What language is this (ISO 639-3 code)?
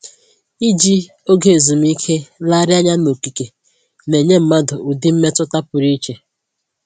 ibo